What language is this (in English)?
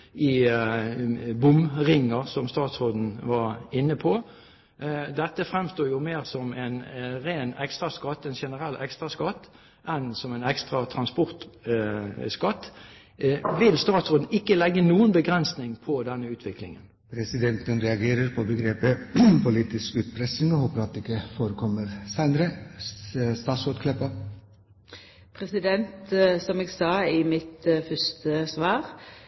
Norwegian